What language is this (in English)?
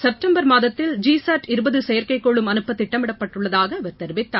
Tamil